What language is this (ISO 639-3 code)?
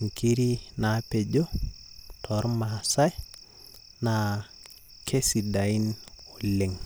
mas